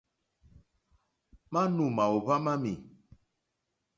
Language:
Mokpwe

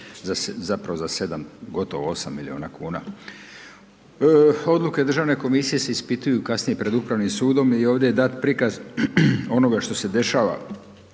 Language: Croatian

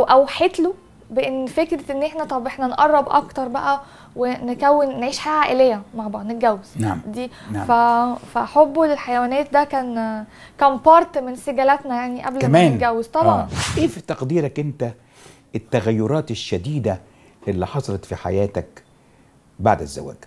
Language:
Arabic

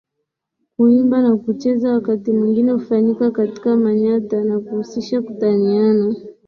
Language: Swahili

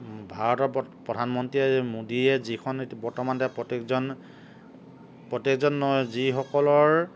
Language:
Assamese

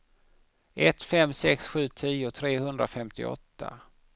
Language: Swedish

